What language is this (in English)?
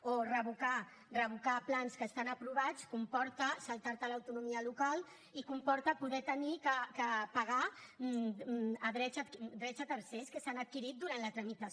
Catalan